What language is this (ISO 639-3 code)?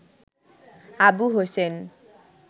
ben